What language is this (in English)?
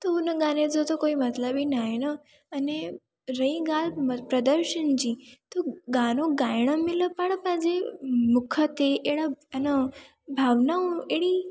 Sindhi